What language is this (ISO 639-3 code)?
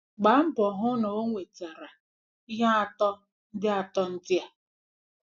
ibo